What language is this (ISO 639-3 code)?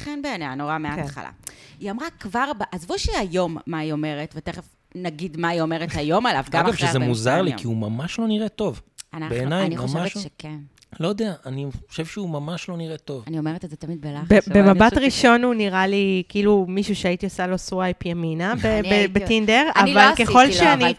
heb